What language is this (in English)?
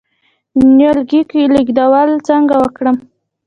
Pashto